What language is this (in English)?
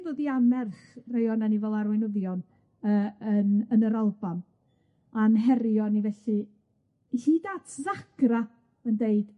Welsh